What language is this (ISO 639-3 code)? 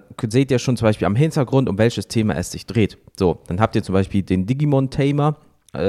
deu